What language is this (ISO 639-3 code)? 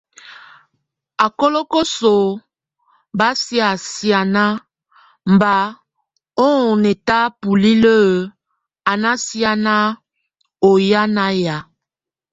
tvu